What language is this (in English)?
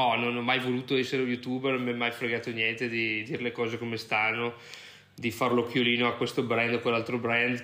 Italian